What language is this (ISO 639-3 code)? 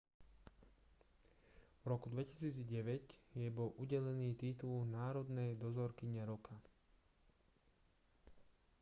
slk